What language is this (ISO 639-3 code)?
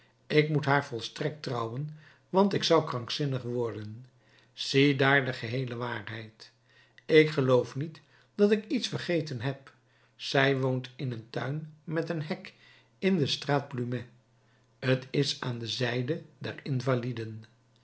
nld